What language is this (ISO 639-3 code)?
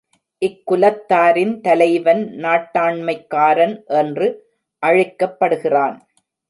tam